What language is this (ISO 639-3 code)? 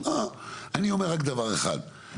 heb